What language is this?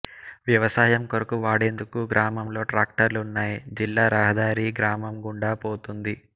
Telugu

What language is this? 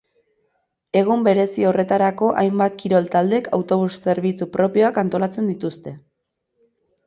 Basque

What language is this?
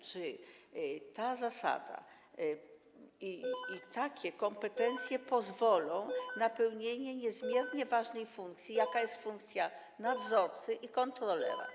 Polish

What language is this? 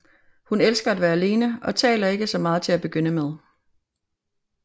Danish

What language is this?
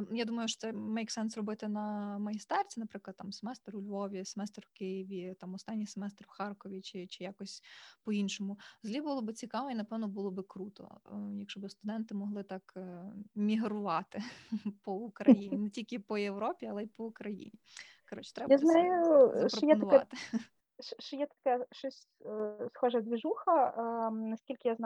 Ukrainian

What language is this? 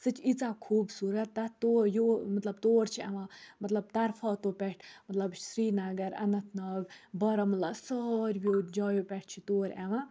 Kashmiri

